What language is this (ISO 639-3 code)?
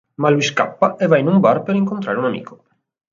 ita